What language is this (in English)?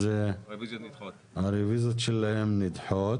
Hebrew